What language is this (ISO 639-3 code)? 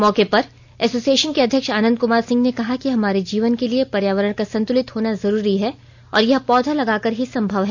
hin